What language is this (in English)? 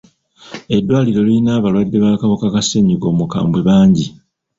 Ganda